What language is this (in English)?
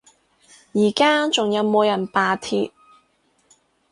Cantonese